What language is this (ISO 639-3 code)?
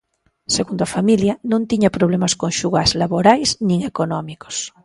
glg